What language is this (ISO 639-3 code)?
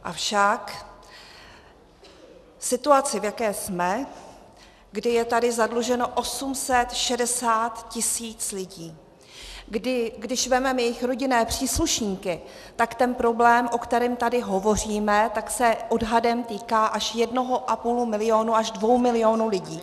ces